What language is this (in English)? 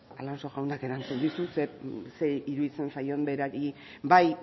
Basque